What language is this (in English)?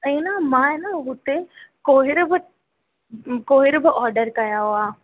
Sindhi